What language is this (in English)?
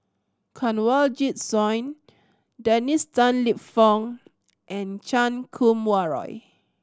English